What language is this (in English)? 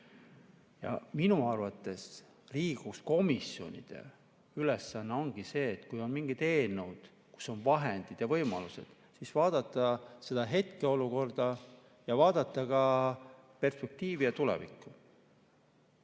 Estonian